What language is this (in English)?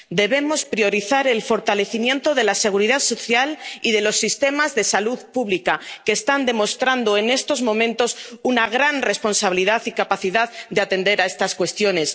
Spanish